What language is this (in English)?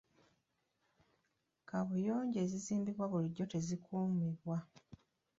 Ganda